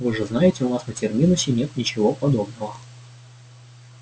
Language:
Russian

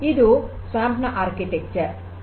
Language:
Kannada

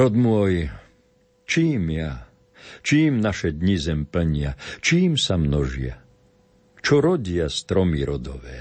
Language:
Slovak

